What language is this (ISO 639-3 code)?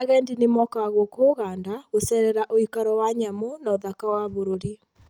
kik